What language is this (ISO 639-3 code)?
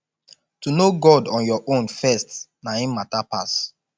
pcm